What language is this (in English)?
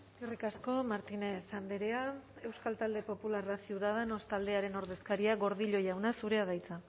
Basque